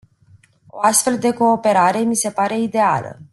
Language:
Romanian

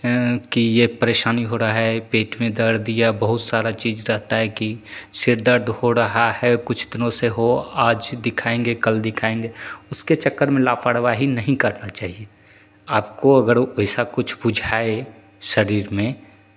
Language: Hindi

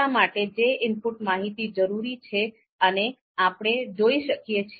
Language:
Gujarati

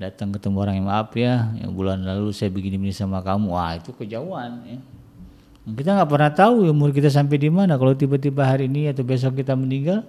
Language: Indonesian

